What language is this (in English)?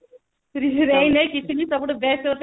Odia